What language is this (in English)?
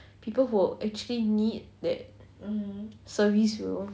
English